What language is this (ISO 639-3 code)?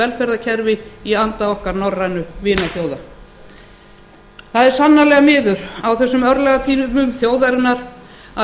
isl